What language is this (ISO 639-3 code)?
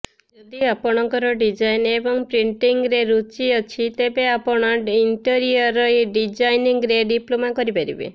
ori